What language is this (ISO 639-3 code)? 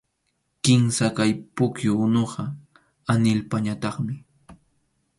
qxu